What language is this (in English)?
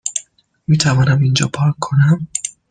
Persian